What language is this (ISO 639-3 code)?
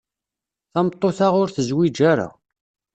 kab